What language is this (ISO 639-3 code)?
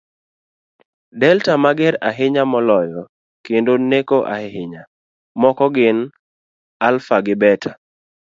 luo